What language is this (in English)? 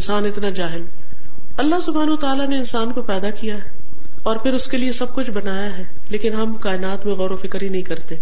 Urdu